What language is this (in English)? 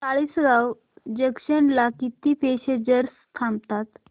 Marathi